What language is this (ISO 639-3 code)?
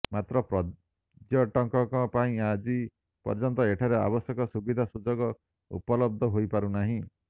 ori